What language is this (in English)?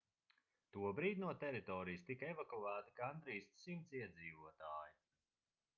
Latvian